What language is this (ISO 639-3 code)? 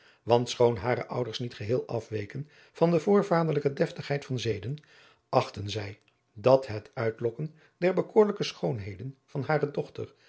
nld